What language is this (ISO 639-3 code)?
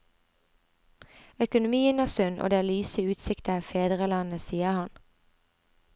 nor